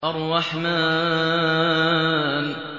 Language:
Arabic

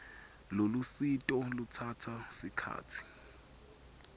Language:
Swati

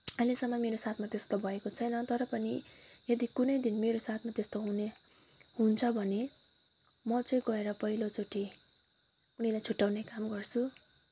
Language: Nepali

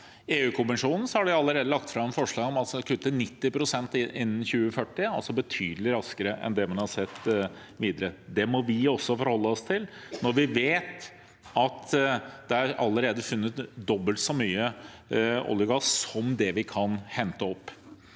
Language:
Norwegian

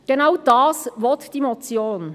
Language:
Swiss German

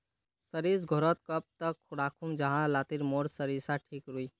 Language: Magahi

